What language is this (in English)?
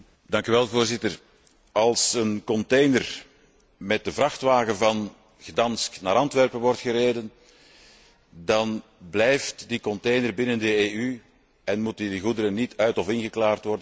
Dutch